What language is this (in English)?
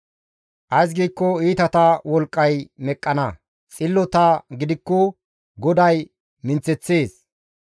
Gamo